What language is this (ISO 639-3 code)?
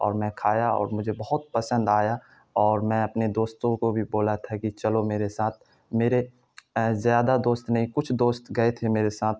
urd